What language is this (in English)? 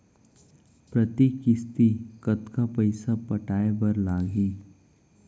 Chhattisgarhi